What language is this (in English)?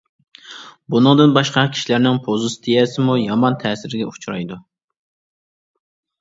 Uyghur